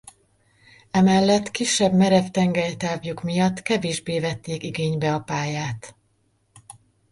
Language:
Hungarian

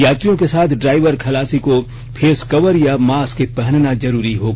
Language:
Hindi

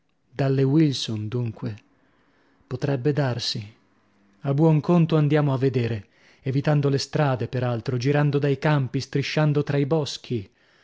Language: Italian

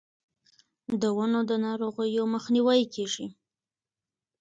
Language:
Pashto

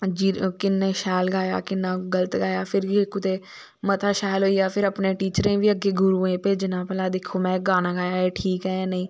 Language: Dogri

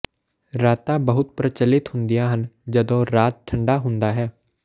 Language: Punjabi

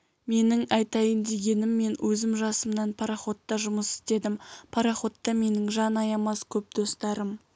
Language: Kazakh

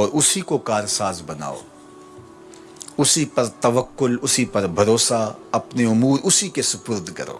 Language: Urdu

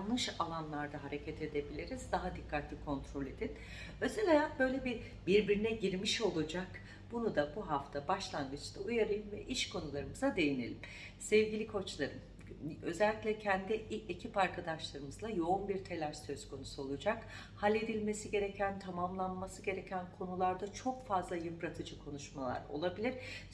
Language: Turkish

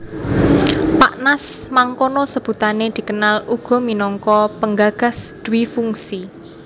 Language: Javanese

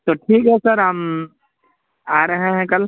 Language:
Urdu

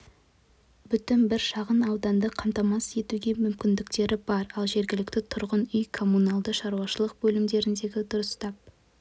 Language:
Kazakh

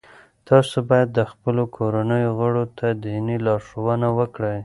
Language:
Pashto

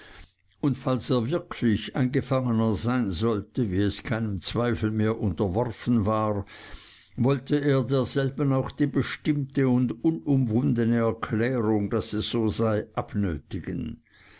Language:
German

